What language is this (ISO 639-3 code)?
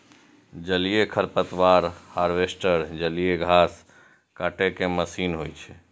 mai